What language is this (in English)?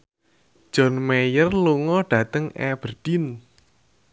Javanese